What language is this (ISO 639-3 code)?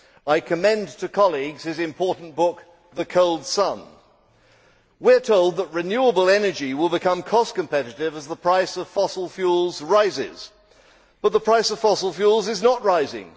eng